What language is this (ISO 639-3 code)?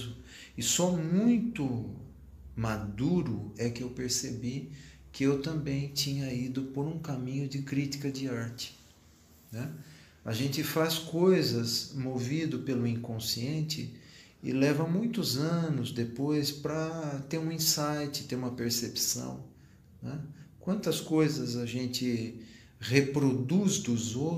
por